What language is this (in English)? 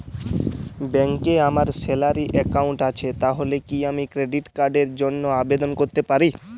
Bangla